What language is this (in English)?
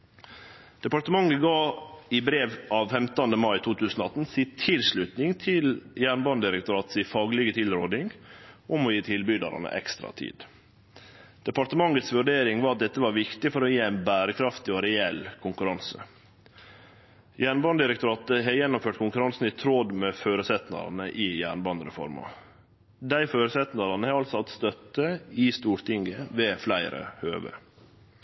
Norwegian Nynorsk